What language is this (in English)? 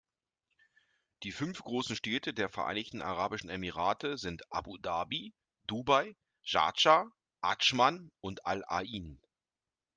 German